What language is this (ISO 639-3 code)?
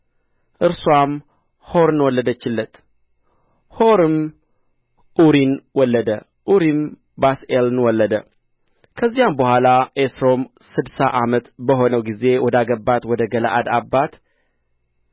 amh